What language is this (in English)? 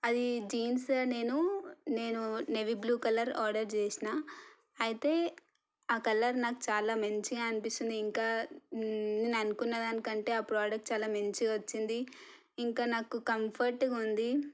Telugu